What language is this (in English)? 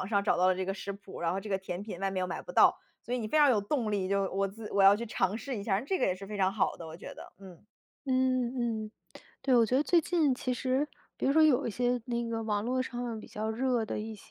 Chinese